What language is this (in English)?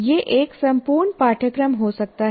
Hindi